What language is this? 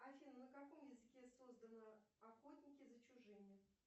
Russian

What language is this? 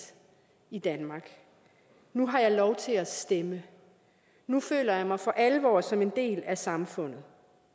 Danish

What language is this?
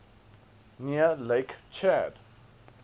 English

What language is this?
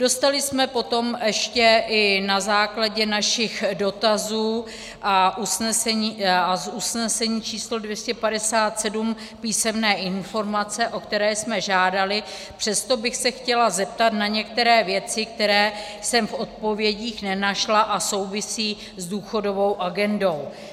Czech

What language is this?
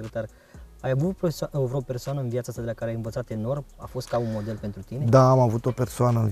Romanian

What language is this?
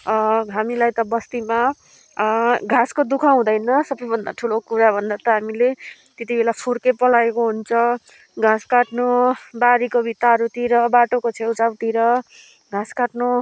Nepali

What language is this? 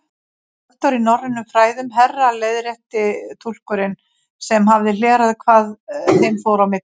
Icelandic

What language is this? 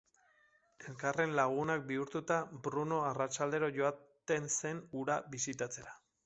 Basque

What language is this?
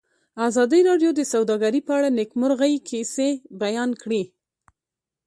Pashto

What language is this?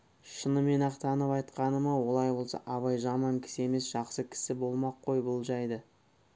Kazakh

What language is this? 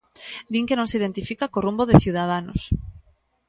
Galician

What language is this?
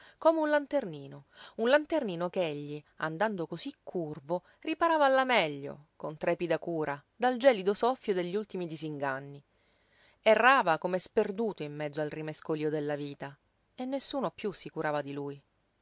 Italian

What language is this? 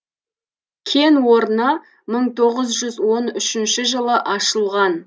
Kazakh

